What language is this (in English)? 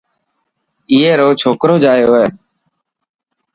Dhatki